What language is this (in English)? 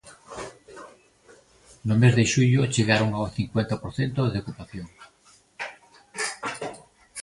Galician